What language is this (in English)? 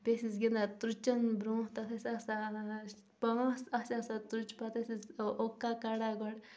Kashmiri